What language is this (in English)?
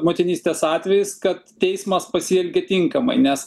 Lithuanian